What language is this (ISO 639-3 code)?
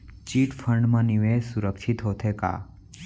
hne